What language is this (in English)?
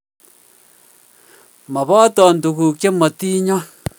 Kalenjin